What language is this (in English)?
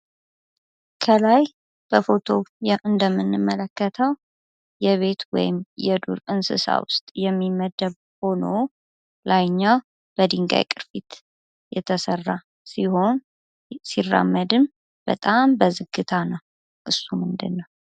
Amharic